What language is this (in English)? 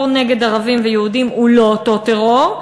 Hebrew